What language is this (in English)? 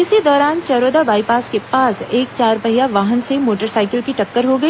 Hindi